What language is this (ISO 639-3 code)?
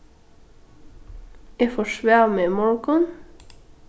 fao